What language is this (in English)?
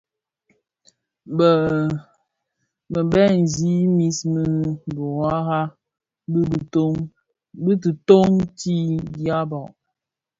Bafia